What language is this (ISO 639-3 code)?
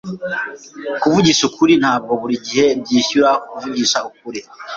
kin